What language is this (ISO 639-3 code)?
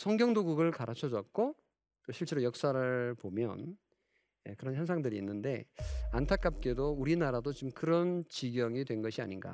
kor